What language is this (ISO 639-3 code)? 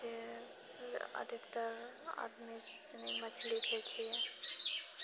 mai